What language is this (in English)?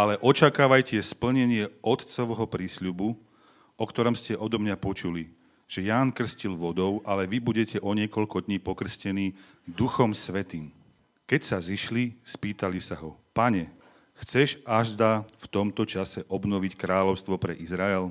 Slovak